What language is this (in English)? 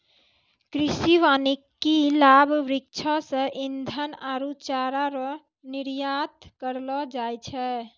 Maithili